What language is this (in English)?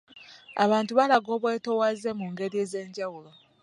Ganda